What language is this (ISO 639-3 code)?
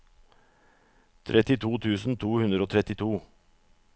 nor